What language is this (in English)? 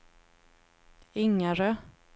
Swedish